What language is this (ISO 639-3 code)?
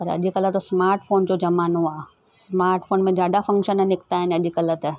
snd